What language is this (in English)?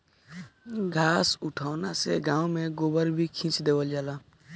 Bhojpuri